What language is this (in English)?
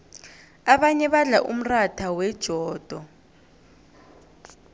South Ndebele